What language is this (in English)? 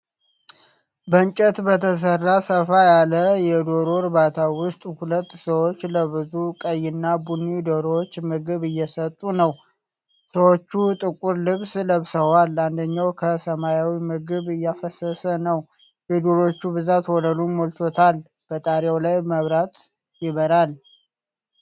Amharic